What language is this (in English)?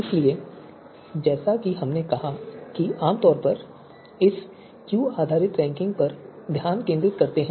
Hindi